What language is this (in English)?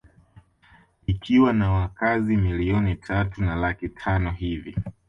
Swahili